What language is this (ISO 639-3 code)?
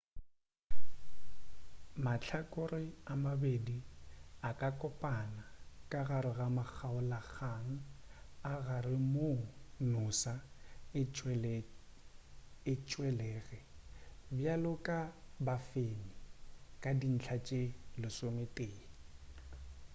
nso